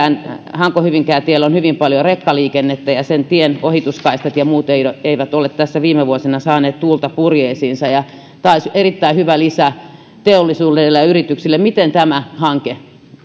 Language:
Finnish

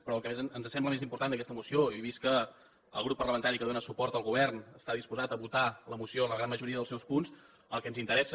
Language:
Catalan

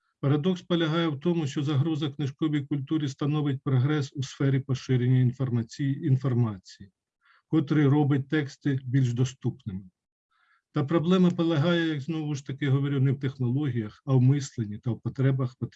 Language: Ukrainian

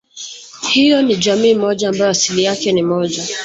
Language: Swahili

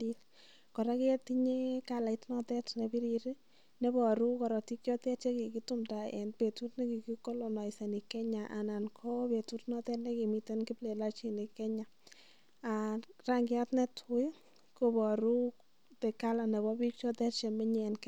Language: Kalenjin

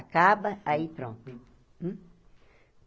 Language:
Portuguese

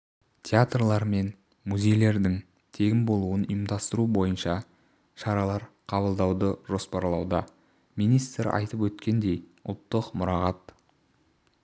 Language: Kazakh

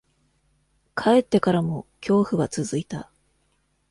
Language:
Japanese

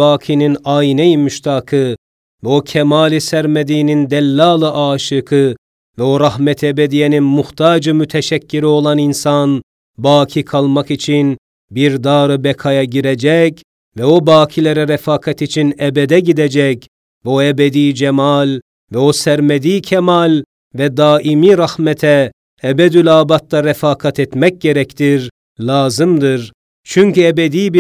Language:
Turkish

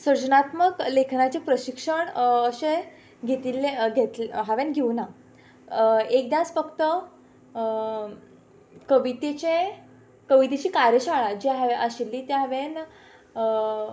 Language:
Konkani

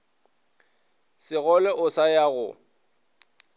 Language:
Northern Sotho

